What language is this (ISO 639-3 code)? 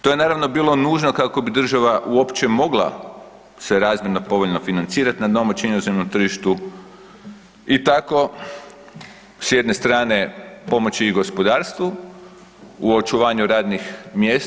hrv